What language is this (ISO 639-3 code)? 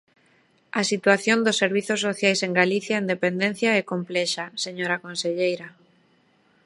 glg